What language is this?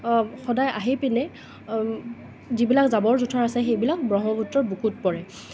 Assamese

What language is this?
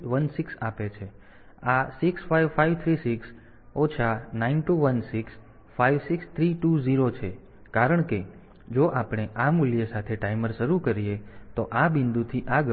Gujarati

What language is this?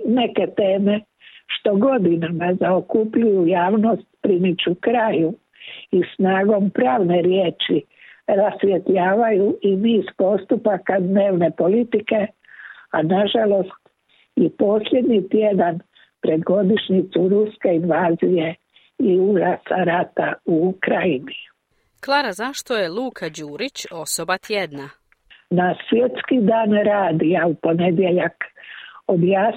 Croatian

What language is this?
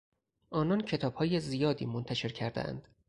Persian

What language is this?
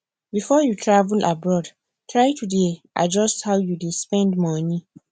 Nigerian Pidgin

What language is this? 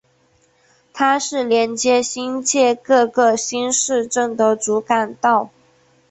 Chinese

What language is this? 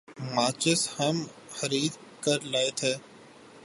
Urdu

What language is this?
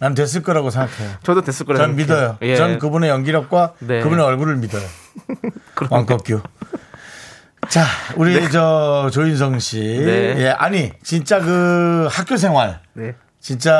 Korean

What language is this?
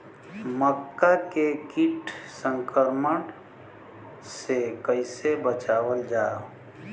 Bhojpuri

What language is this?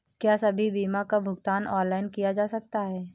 Hindi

